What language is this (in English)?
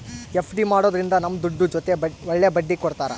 Kannada